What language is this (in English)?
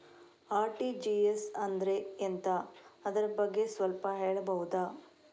Kannada